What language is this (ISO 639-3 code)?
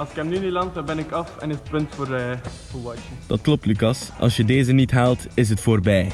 nld